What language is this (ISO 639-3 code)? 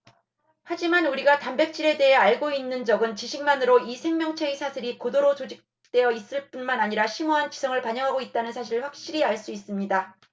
kor